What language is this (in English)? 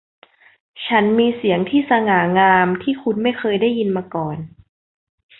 Thai